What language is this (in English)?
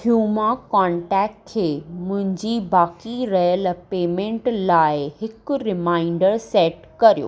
Sindhi